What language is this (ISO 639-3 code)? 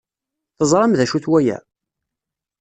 kab